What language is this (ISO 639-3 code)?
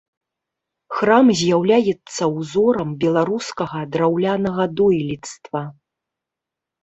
bel